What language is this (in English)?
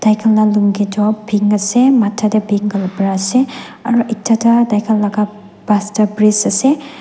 Naga Pidgin